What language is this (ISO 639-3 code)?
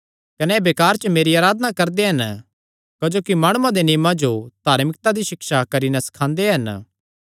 xnr